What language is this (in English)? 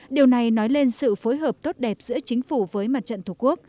Vietnamese